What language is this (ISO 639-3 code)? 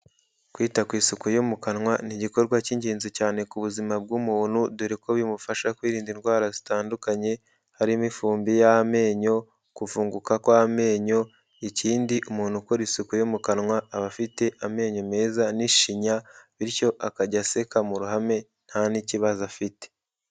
kin